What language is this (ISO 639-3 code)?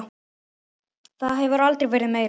isl